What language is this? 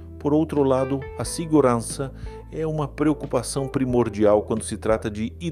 Portuguese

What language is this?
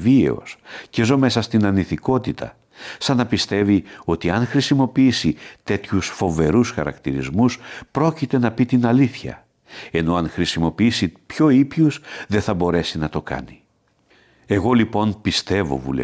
Greek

